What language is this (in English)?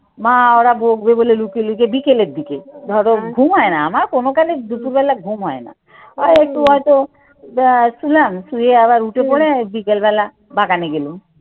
Bangla